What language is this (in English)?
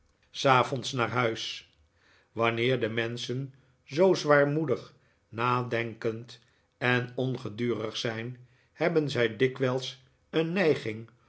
Dutch